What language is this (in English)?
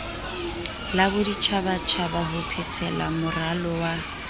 Southern Sotho